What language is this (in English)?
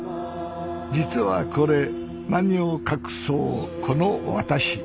Japanese